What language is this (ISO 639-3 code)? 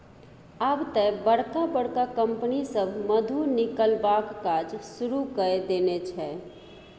mai